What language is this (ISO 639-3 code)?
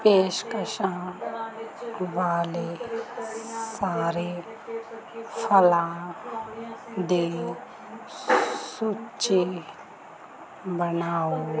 pan